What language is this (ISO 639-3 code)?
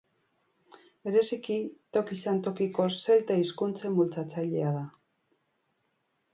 eus